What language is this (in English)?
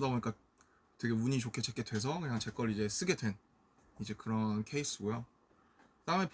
Korean